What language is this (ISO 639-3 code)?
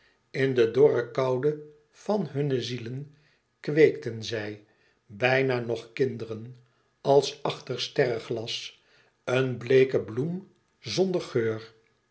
nld